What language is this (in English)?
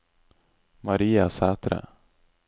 Norwegian